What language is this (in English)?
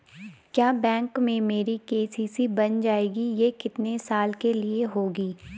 Hindi